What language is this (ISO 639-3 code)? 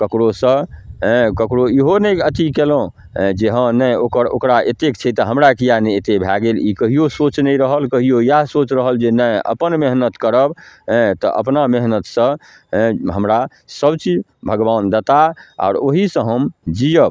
mai